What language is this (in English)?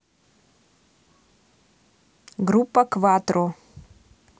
Russian